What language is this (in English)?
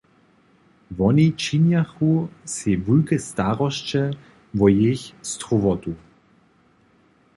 Upper Sorbian